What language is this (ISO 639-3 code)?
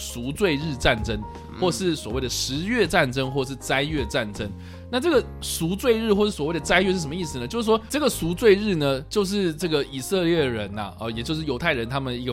zho